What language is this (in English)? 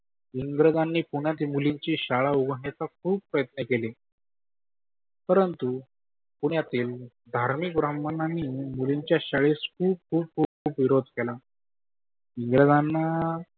Marathi